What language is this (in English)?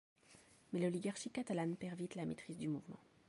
French